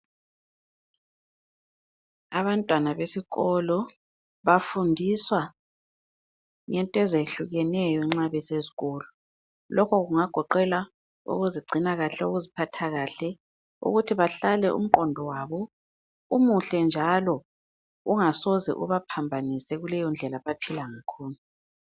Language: North Ndebele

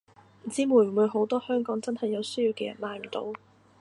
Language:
Cantonese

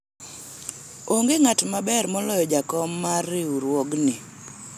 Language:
Luo (Kenya and Tanzania)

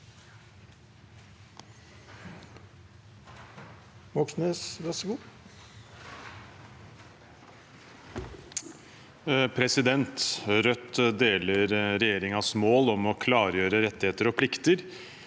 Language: Norwegian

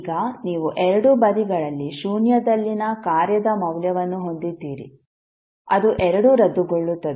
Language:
Kannada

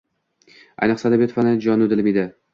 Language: Uzbek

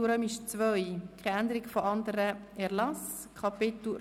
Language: Swiss German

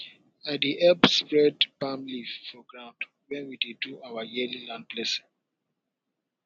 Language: Nigerian Pidgin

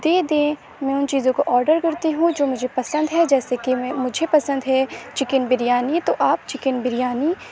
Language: Urdu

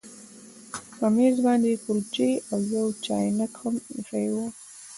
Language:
Pashto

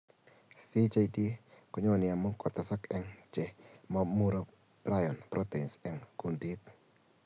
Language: Kalenjin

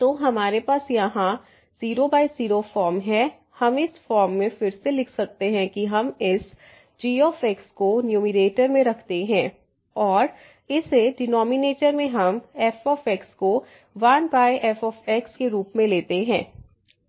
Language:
Hindi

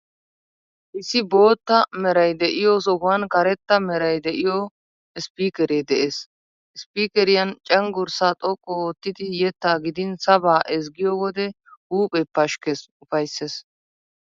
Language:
Wolaytta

